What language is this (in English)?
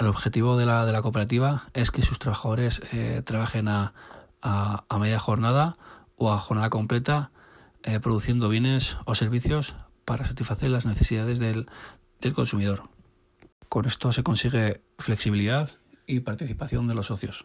Spanish